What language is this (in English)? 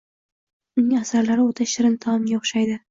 Uzbek